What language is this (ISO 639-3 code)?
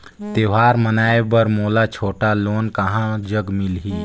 hne